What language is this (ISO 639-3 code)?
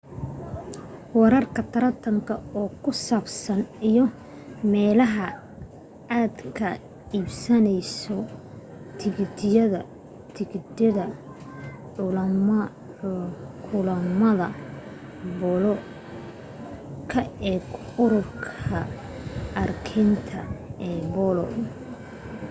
som